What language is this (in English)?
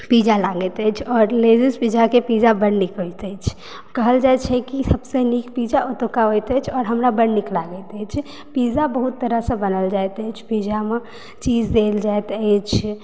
Maithili